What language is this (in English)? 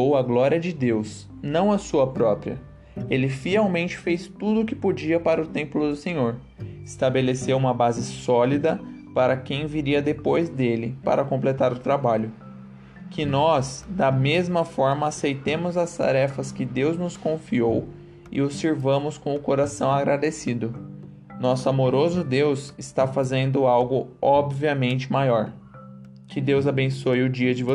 Portuguese